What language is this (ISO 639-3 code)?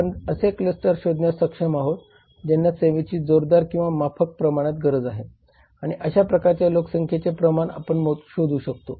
mar